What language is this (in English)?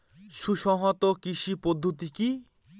Bangla